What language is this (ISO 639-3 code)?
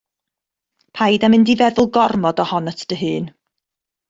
cym